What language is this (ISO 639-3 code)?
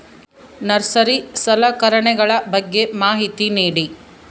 kan